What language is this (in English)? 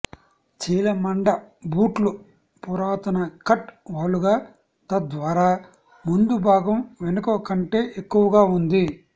Telugu